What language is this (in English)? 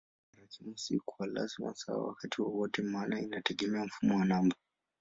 Swahili